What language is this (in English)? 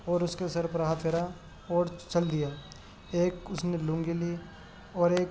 Urdu